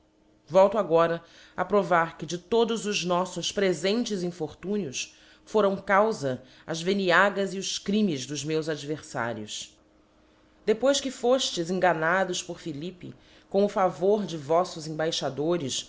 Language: Portuguese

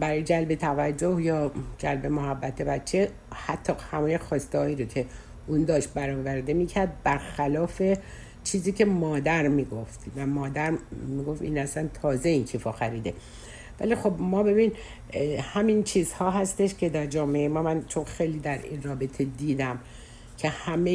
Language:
Persian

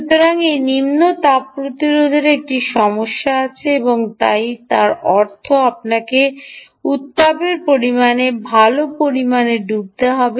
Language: Bangla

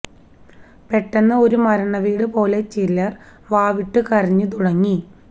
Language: Malayalam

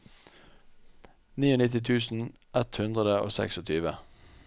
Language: Norwegian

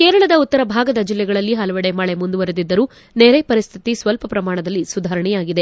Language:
Kannada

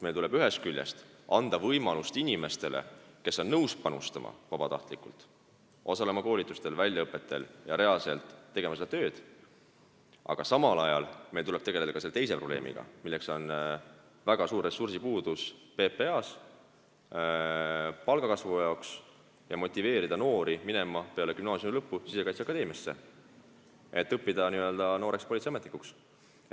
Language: Estonian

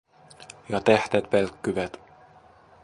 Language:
Finnish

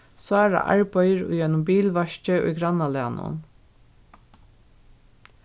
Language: Faroese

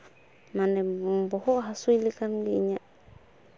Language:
Santali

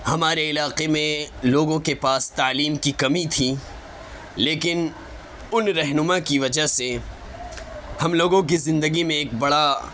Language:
Urdu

